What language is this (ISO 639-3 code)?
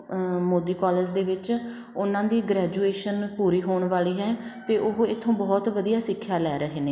pan